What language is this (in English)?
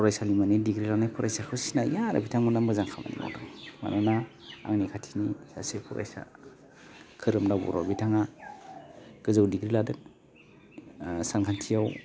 Bodo